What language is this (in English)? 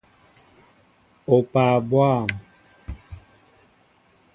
Mbo (Cameroon)